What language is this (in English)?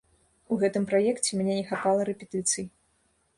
Belarusian